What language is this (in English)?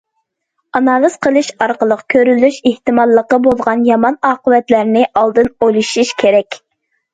Uyghur